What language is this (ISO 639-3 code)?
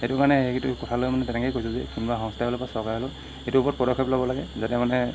asm